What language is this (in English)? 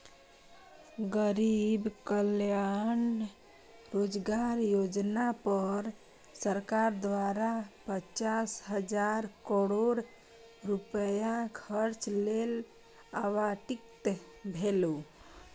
Maithili